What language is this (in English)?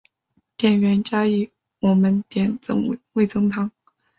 Chinese